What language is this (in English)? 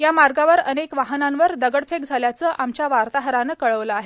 Marathi